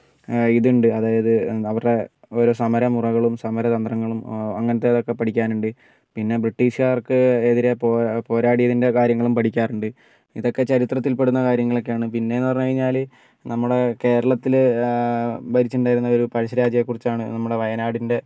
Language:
Malayalam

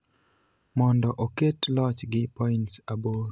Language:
Luo (Kenya and Tanzania)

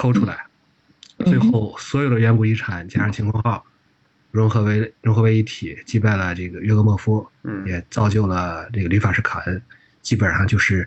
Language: Chinese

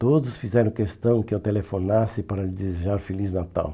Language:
Portuguese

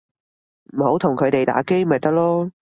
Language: Cantonese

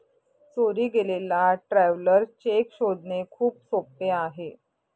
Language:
Marathi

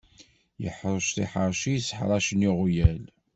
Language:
Kabyle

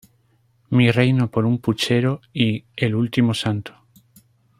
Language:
Spanish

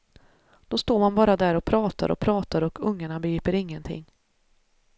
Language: Swedish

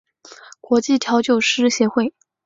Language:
Chinese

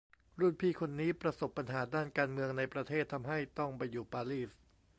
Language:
Thai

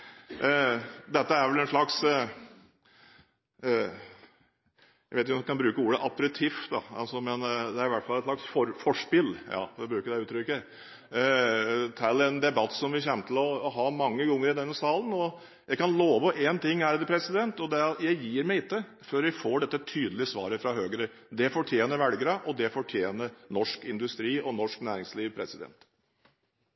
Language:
Norwegian Bokmål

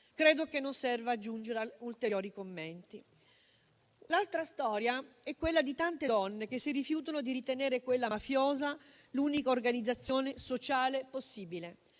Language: Italian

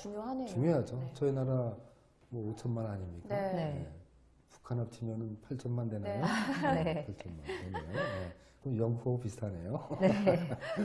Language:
Korean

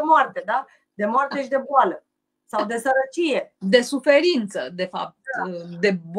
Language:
Romanian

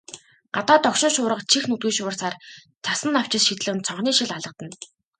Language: Mongolian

